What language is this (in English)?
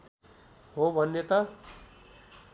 Nepali